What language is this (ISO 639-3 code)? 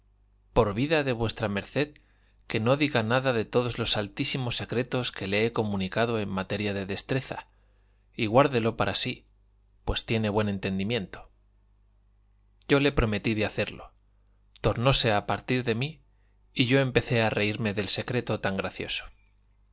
spa